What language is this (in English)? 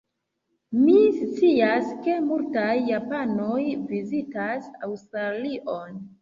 Esperanto